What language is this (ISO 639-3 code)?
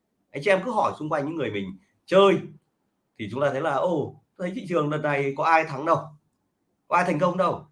vie